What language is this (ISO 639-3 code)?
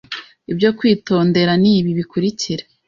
kin